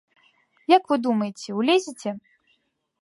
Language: Belarusian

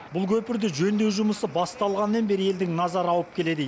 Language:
Kazakh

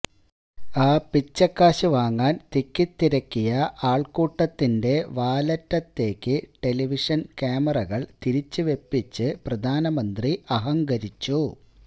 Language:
Malayalam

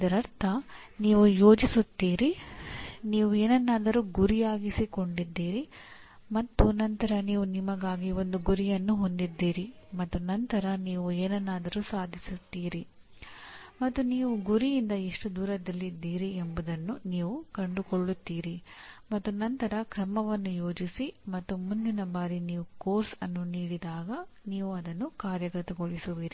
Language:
Kannada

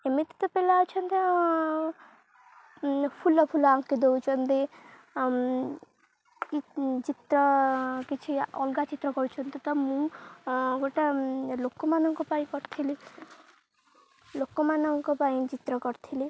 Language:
Odia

